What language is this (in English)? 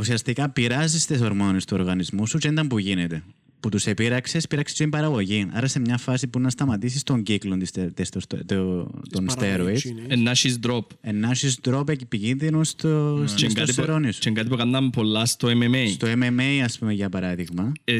Greek